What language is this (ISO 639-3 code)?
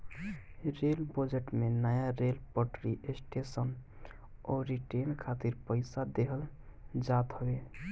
bho